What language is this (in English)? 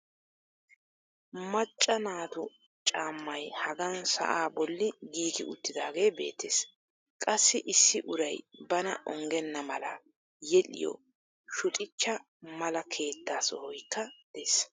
Wolaytta